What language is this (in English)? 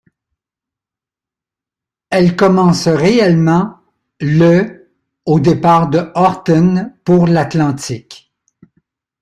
French